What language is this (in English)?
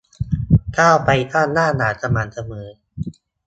Thai